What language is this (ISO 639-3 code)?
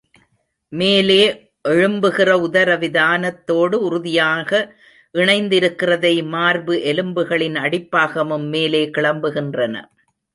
tam